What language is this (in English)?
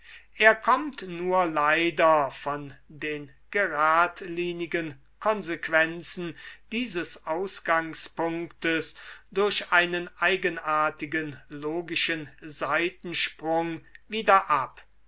German